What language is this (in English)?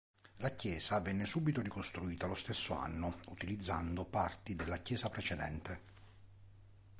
Italian